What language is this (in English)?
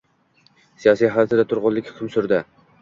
Uzbek